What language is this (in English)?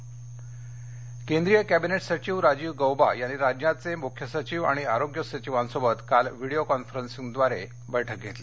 Marathi